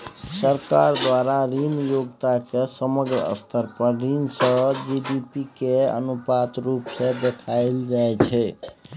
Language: Maithili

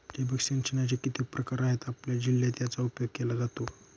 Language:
Marathi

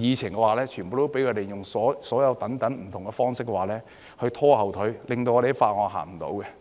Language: Cantonese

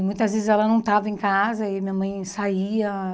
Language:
Portuguese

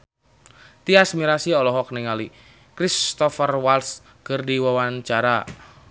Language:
Sundanese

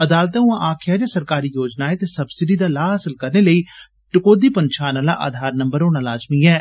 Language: Dogri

